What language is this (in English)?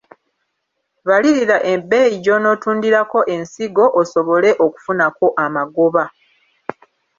Ganda